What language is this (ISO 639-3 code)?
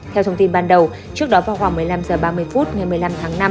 vie